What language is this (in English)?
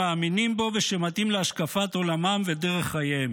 Hebrew